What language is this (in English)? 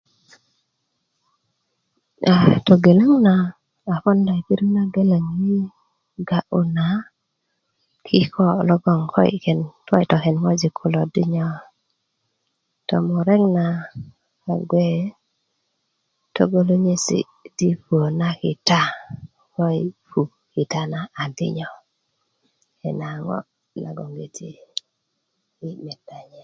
Kuku